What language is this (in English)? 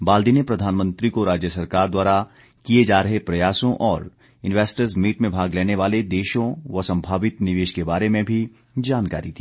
Hindi